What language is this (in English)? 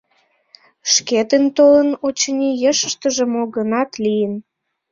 Mari